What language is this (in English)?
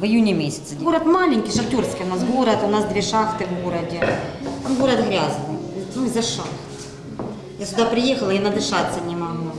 Ukrainian